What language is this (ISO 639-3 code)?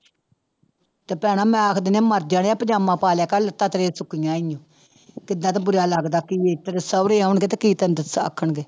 pan